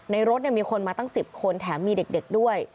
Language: Thai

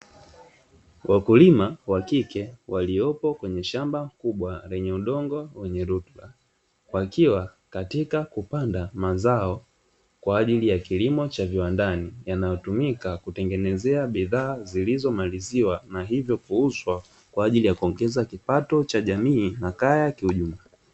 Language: Swahili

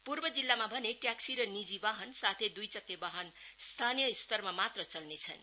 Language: Nepali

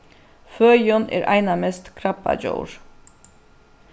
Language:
Faroese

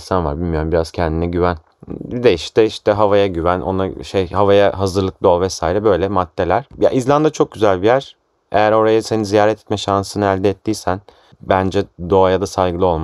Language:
Turkish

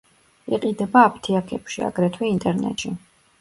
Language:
Georgian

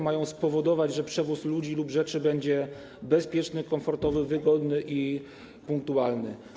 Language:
Polish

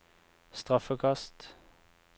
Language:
Norwegian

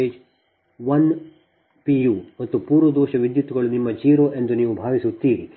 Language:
Kannada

